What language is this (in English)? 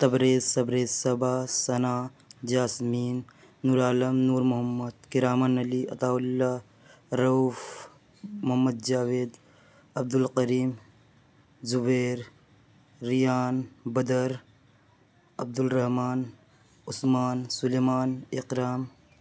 Urdu